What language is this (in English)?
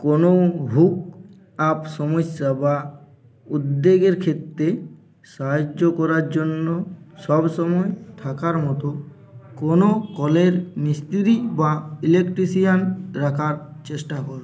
Bangla